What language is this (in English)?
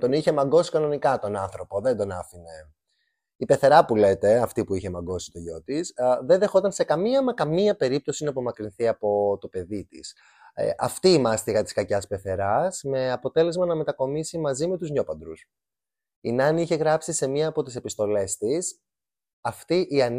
Greek